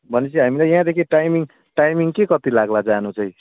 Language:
Nepali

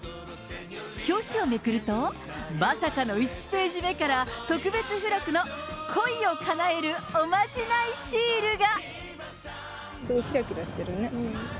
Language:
Japanese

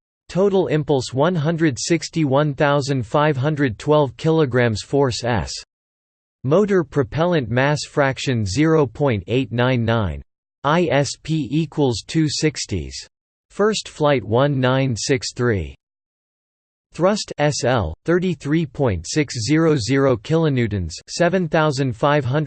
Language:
English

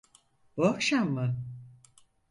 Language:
Turkish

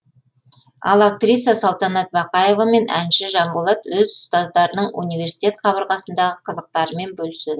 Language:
Kazakh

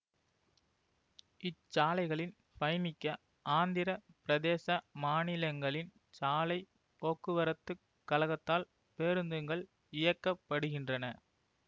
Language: Tamil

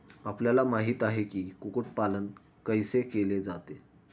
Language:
Marathi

